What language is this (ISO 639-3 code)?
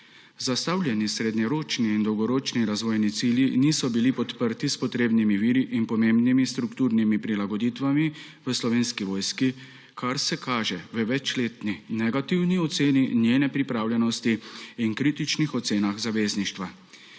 slv